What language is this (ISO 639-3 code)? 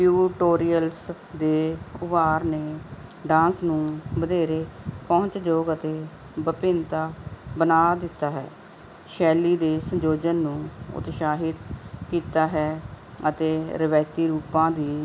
pan